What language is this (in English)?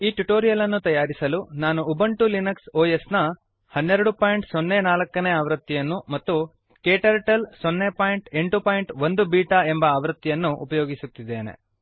Kannada